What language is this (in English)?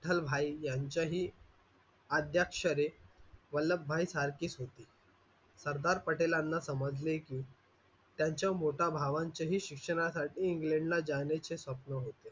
Marathi